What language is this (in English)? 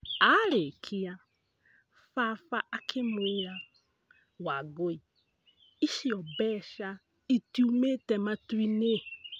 Kikuyu